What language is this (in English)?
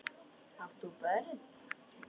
Icelandic